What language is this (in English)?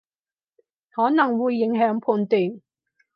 Cantonese